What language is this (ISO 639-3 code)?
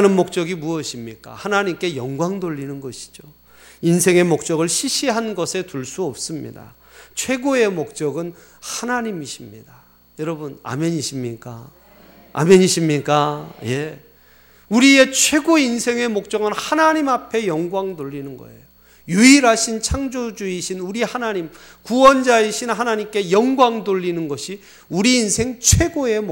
kor